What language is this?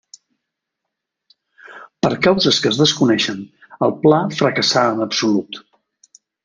Catalan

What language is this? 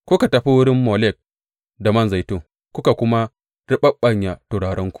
Hausa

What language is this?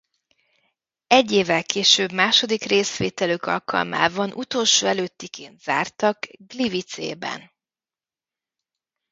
Hungarian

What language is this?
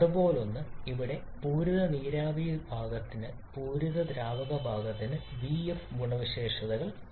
Malayalam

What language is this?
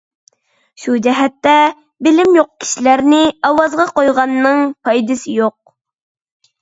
Uyghur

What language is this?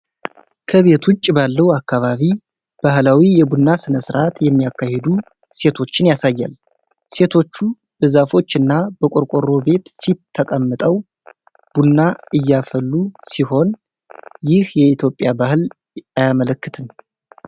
Amharic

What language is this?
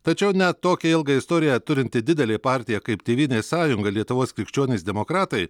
Lithuanian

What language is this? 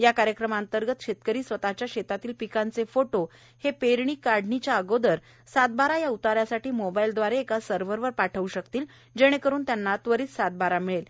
Marathi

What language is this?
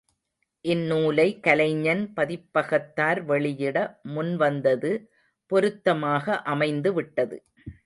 Tamil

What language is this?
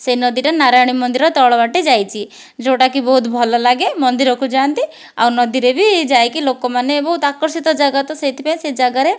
Odia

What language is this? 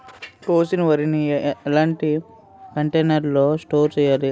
Telugu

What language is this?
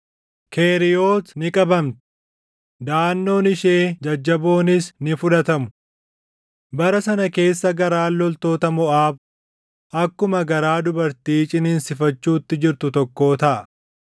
Oromo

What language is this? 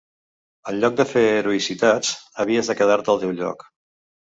Catalan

